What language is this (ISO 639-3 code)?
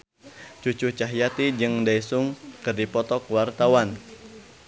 sun